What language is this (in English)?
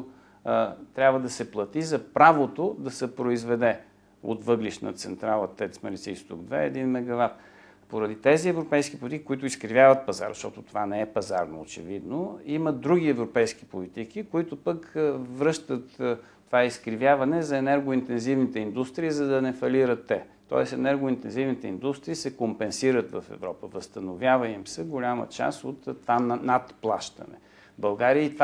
Bulgarian